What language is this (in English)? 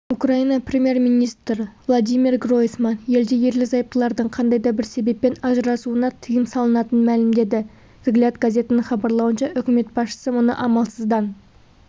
Kazakh